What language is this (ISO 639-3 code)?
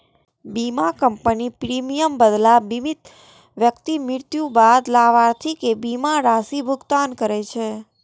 mai